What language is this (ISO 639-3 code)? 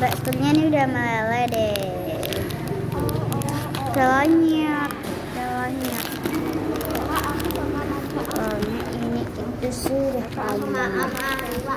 ind